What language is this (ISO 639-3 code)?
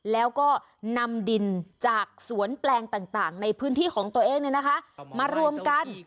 tha